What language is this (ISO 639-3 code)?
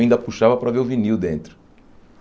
por